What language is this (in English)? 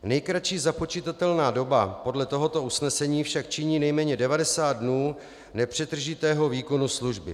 Czech